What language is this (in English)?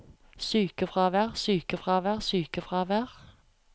Norwegian